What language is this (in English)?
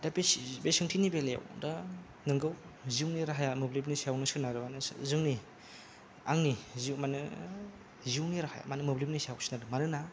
Bodo